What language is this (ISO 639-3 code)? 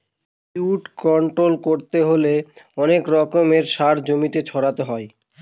ben